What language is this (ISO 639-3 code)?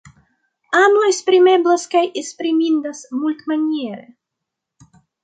epo